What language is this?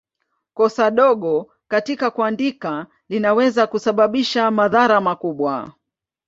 Swahili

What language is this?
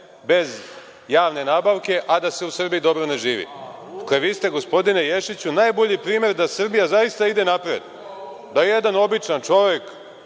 Serbian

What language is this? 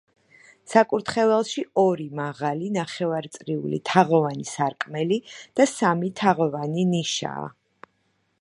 Georgian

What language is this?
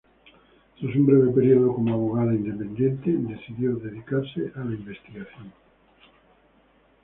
Spanish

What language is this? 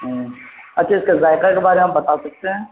Urdu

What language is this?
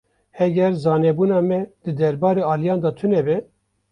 Kurdish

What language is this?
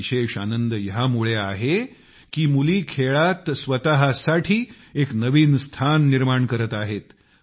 Marathi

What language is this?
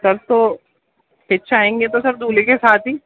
Urdu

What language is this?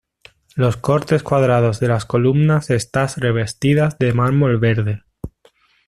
Spanish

